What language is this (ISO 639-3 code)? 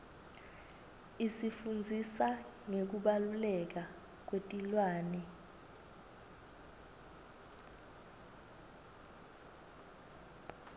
ssw